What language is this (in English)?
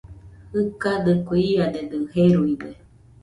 Nüpode Huitoto